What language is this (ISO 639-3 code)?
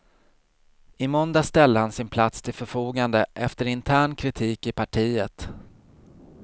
swe